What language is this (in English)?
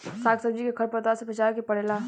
Bhojpuri